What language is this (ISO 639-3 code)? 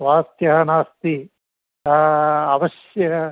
san